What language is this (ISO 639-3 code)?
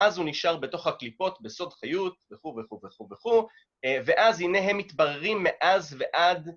heb